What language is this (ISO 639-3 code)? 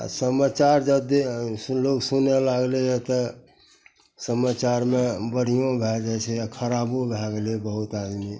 mai